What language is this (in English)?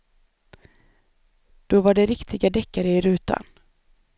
Swedish